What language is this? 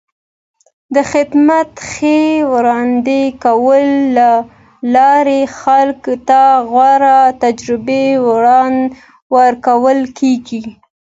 Pashto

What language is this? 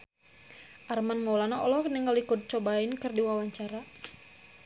Sundanese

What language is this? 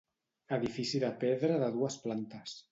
Catalan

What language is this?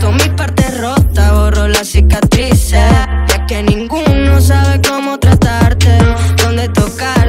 Korean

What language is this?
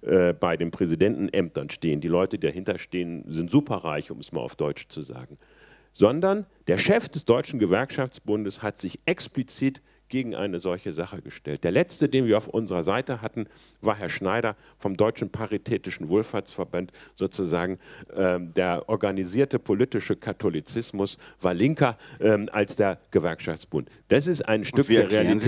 German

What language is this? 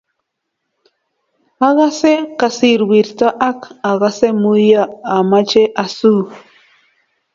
Kalenjin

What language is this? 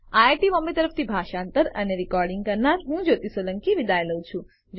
Gujarati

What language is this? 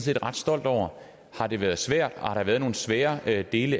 Danish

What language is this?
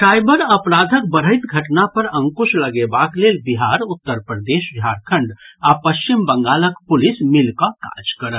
Maithili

